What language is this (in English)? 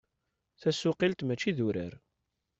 Kabyle